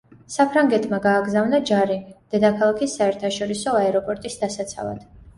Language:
Georgian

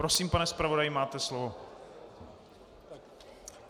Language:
Czech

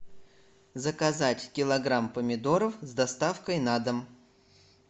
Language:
Russian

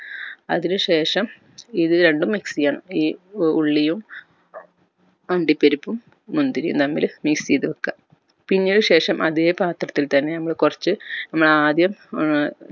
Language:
Malayalam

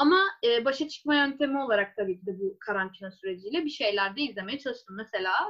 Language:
Turkish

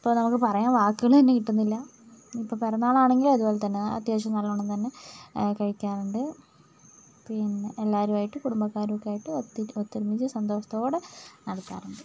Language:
Malayalam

